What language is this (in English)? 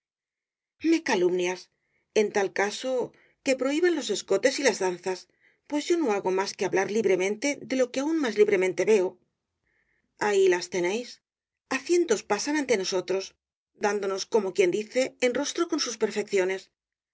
Spanish